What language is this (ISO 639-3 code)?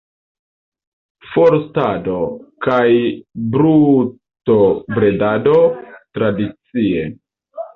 epo